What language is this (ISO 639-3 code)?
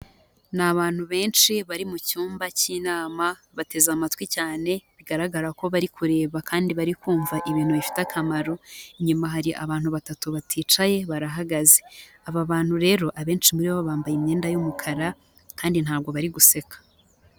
kin